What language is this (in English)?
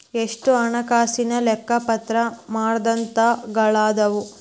Kannada